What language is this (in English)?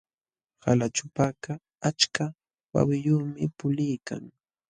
Jauja Wanca Quechua